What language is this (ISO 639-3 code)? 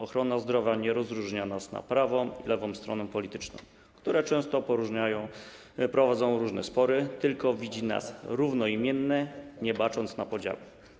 pol